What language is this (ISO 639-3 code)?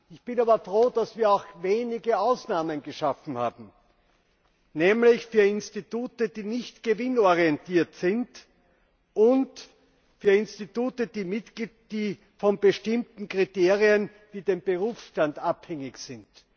deu